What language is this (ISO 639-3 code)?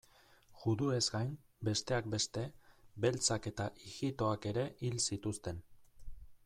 eus